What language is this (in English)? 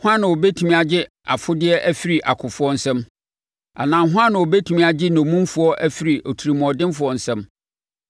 Akan